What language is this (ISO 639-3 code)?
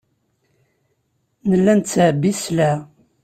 kab